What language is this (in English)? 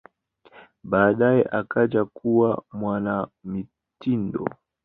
Swahili